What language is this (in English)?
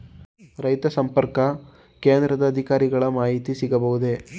Kannada